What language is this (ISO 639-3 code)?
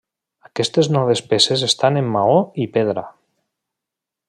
cat